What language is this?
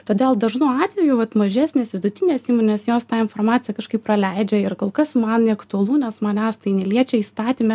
Lithuanian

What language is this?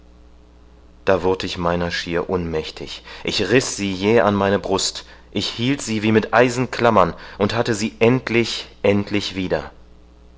German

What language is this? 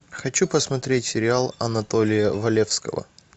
Russian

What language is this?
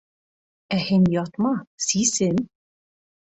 Bashkir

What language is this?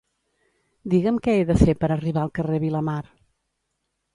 Catalan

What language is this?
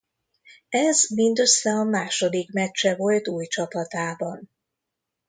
Hungarian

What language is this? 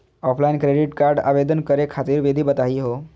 Magahi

